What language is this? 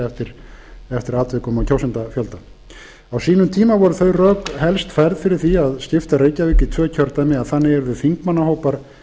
Icelandic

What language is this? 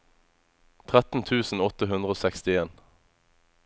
Norwegian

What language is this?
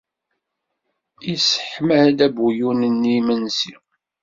Kabyle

